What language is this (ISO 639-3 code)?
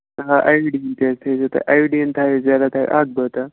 kas